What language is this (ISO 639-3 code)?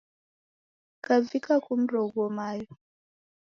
dav